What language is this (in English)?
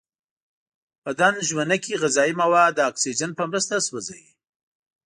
Pashto